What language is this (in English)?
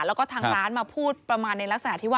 Thai